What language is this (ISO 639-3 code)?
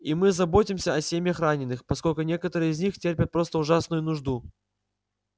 rus